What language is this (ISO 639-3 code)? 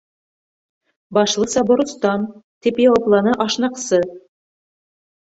bak